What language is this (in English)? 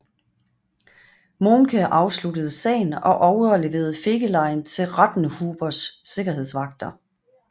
Danish